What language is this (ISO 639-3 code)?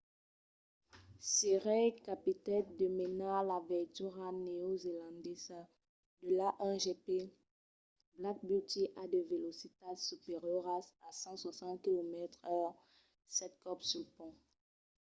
oci